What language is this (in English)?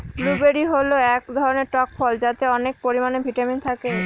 Bangla